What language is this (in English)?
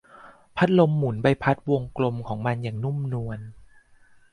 Thai